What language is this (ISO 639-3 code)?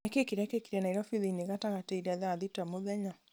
kik